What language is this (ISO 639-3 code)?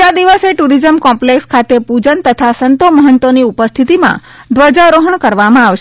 guj